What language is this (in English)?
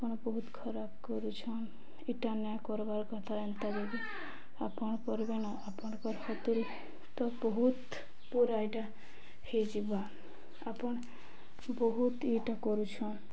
Odia